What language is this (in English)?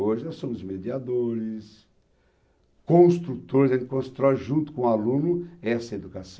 Portuguese